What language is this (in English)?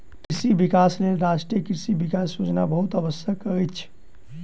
Maithili